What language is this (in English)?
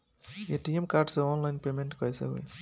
Bhojpuri